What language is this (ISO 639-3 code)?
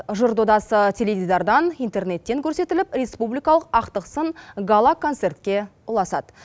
kaz